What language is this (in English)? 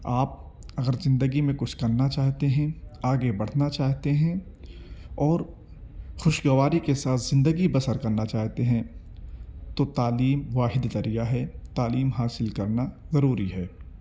Urdu